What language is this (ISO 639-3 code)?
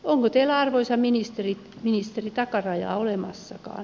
fin